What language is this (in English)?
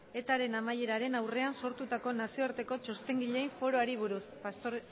Basque